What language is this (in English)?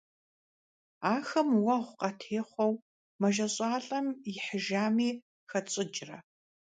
Kabardian